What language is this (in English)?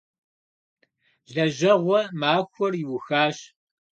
Kabardian